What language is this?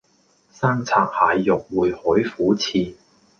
Cantonese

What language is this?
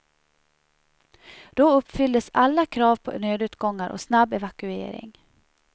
Swedish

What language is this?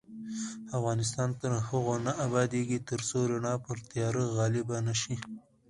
Pashto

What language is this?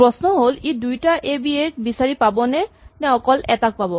Assamese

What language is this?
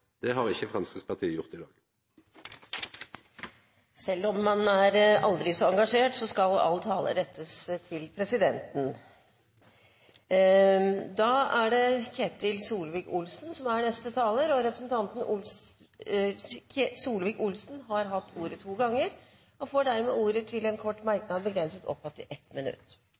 Norwegian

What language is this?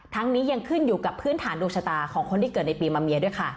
Thai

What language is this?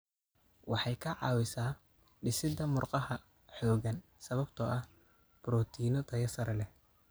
Somali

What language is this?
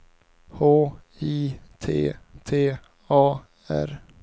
Swedish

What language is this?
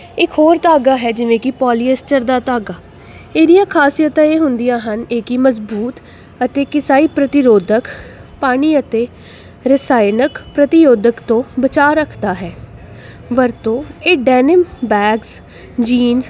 Punjabi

